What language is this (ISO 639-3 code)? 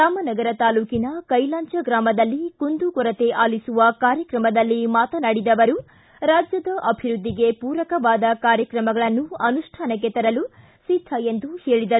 kan